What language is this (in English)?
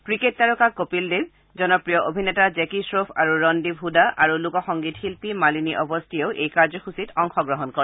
Assamese